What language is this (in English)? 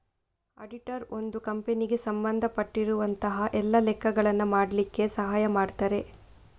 Kannada